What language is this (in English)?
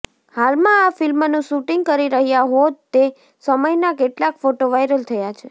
Gujarati